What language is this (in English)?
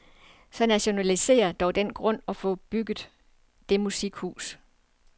Danish